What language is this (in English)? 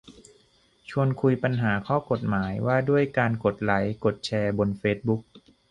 Thai